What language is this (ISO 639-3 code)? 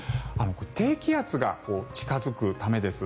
jpn